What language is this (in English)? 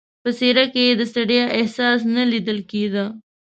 Pashto